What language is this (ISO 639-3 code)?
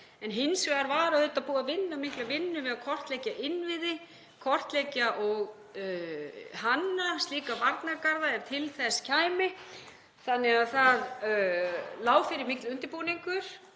isl